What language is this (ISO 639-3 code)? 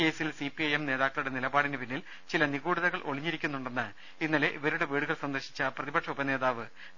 mal